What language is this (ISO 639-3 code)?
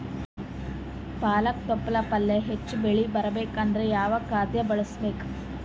kan